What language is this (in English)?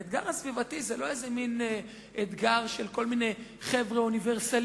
Hebrew